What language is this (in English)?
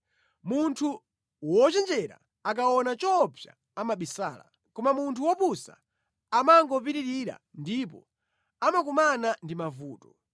Nyanja